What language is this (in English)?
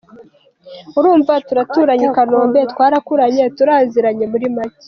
Kinyarwanda